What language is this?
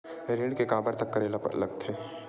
Chhattisgarhi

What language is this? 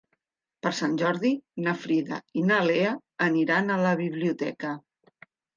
Catalan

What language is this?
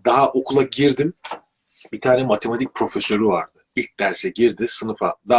Turkish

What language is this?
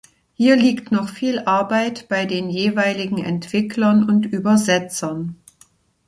German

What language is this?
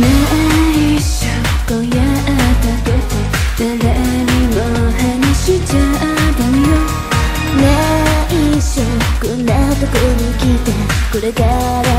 Japanese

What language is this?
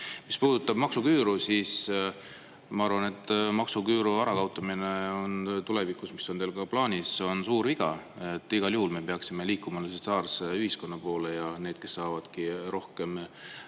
Estonian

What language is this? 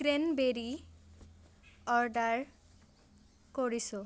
Assamese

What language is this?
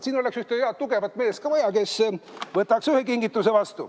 Estonian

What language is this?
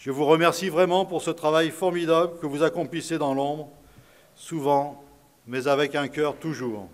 French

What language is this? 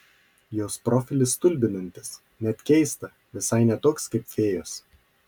Lithuanian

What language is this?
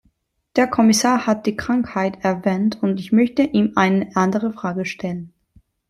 German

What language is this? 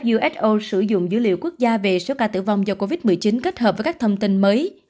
Vietnamese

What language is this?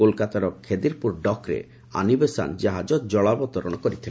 Odia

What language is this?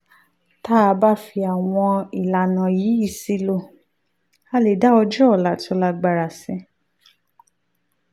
Yoruba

